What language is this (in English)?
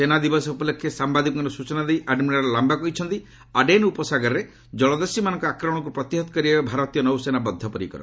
Odia